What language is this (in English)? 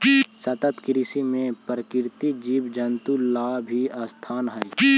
Magahi